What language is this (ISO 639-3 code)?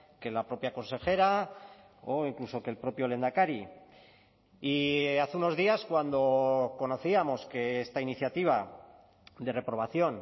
spa